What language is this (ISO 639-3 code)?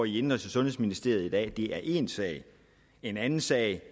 dan